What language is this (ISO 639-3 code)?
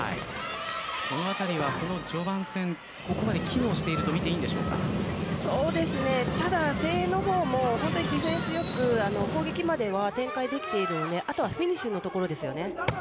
jpn